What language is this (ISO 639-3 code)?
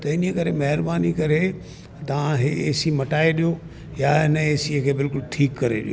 snd